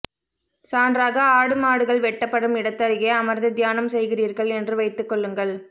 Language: Tamil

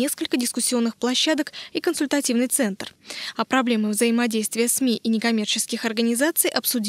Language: Russian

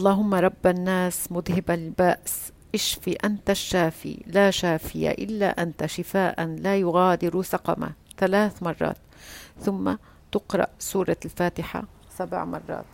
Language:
Arabic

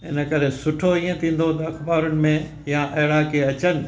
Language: Sindhi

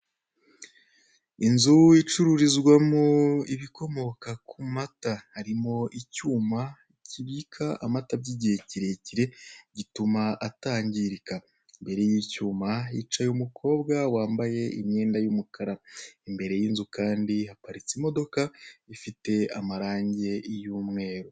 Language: Kinyarwanda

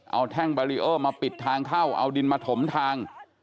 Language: Thai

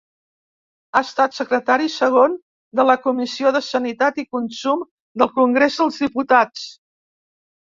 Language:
Catalan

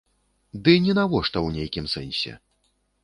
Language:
Belarusian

